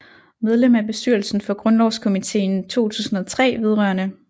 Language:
Danish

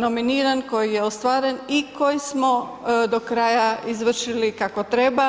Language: Croatian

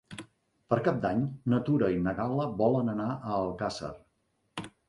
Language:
Catalan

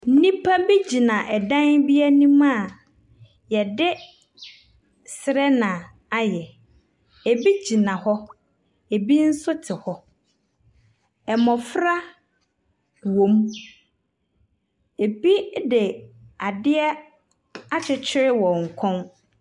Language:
Akan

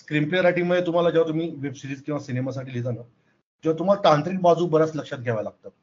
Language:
Marathi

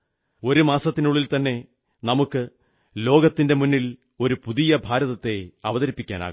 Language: Malayalam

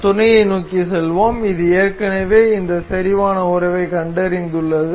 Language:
Tamil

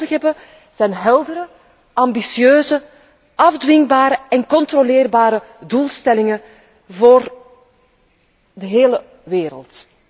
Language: Dutch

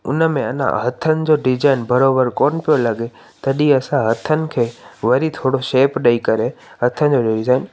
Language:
Sindhi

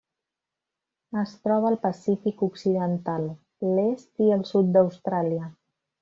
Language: Catalan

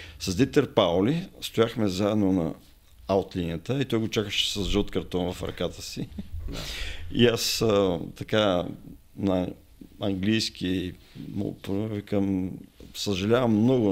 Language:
Bulgarian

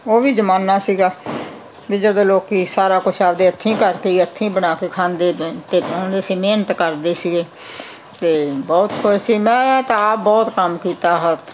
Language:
Punjabi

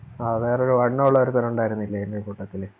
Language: Malayalam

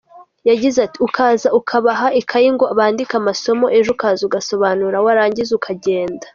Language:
Kinyarwanda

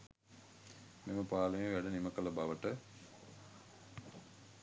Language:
Sinhala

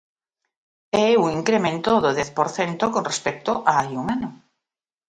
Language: Galician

